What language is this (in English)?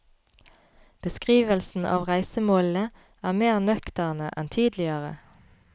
Norwegian